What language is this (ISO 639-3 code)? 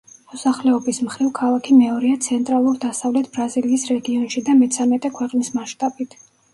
kat